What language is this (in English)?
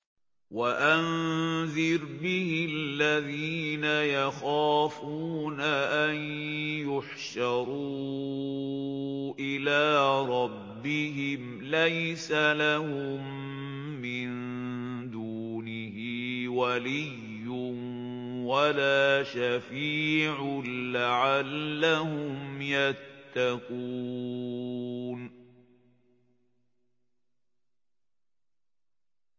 Arabic